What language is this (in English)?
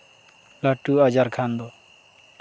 Santali